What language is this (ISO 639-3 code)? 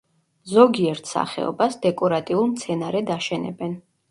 kat